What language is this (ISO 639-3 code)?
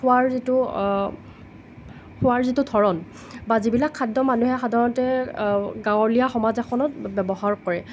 asm